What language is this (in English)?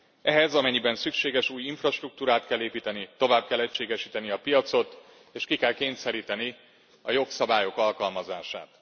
Hungarian